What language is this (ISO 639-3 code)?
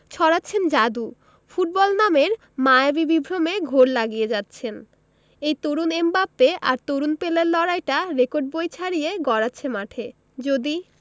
ben